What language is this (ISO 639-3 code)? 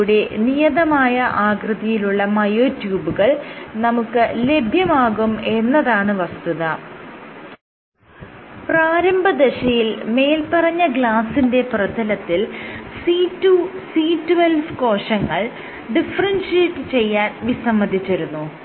mal